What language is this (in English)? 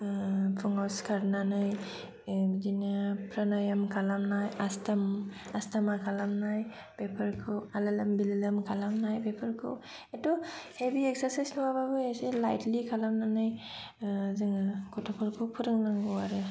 Bodo